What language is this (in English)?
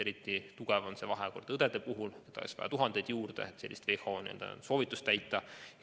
Estonian